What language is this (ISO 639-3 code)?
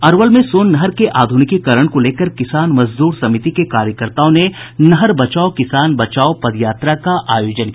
hin